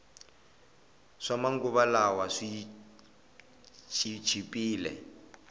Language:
Tsonga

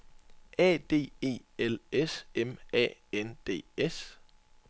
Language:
Danish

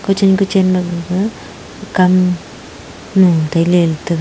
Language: Wancho Naga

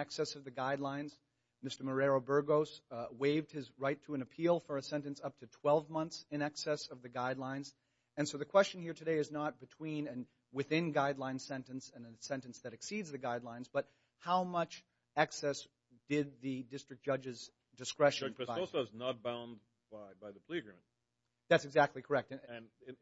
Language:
English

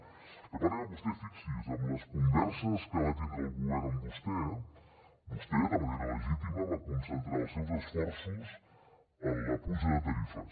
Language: Catalan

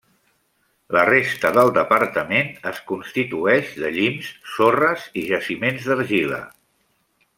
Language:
Catalan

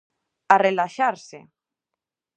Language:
Galician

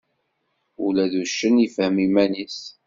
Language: Kabyle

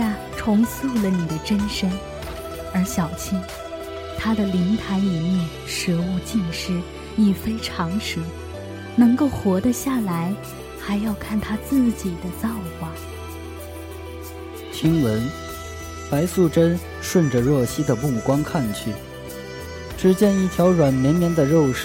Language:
Chinese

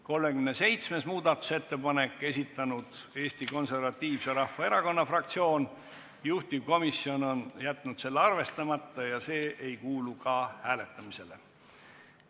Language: Estonian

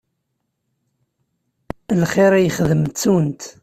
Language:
Kabyle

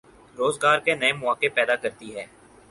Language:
Urdu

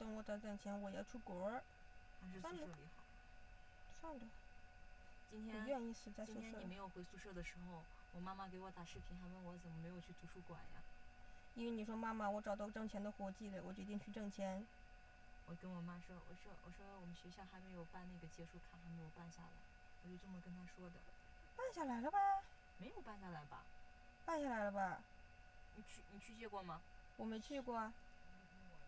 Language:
Chinese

